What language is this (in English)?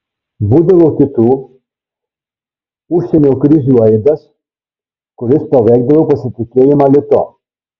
Lithuanian